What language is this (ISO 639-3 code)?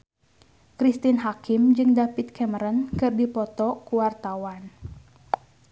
sun